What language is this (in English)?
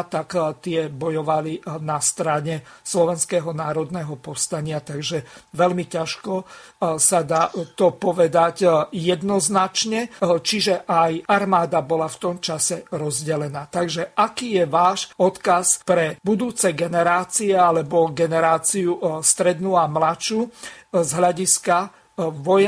Slovak